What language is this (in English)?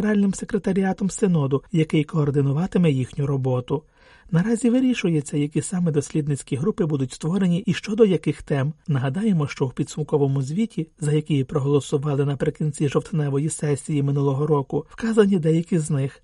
Ukrainian